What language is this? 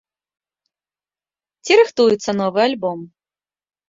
Belarusian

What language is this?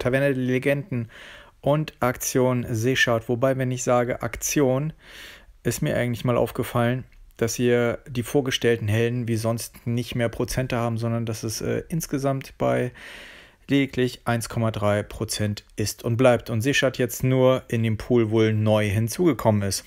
German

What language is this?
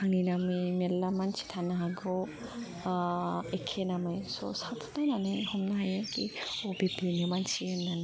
Bodo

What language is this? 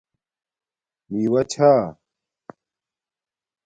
Domaaki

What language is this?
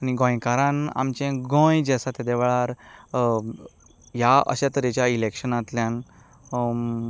Konkani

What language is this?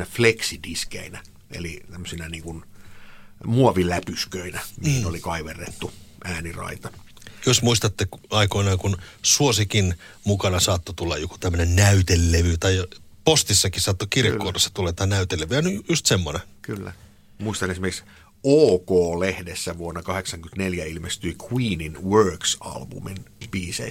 Finnish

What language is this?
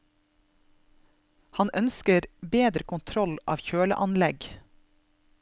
Norwegian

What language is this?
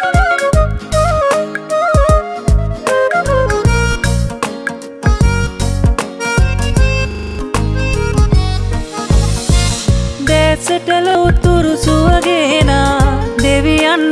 Sinhala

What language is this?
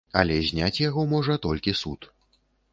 Belarusian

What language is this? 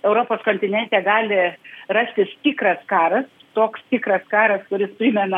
Lithuanian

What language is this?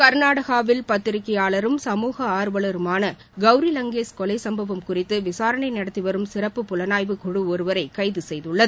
Tamil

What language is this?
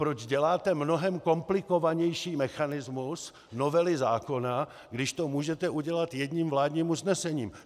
Czech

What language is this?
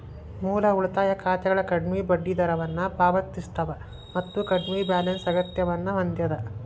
Kannada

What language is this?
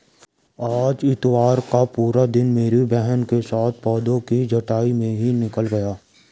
Hindi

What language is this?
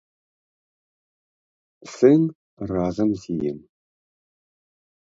Belarusian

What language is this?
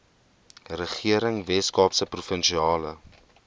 Afrikaans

